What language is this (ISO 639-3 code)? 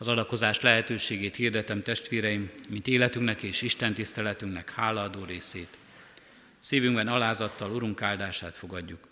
hun